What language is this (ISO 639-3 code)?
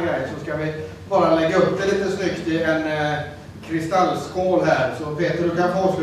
swe